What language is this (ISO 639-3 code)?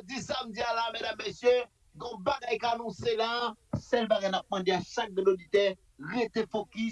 fra